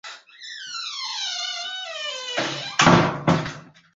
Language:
Ganda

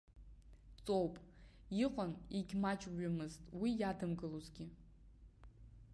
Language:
Abkhazian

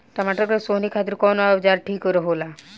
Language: Bhojpuri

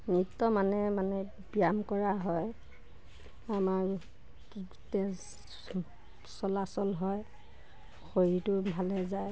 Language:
Assamese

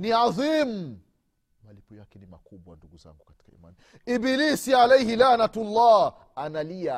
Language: Swahili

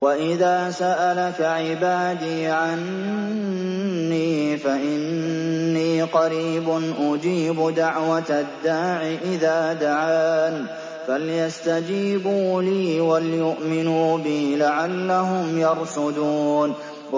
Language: Arabic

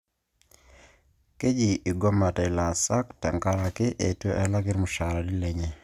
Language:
Masai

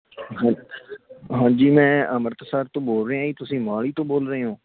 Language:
Punjabi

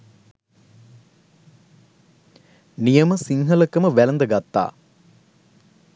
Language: Sinhala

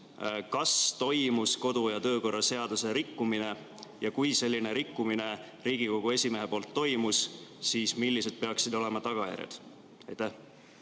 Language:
Estonian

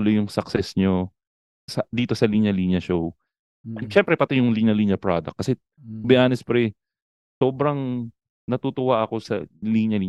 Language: Filipino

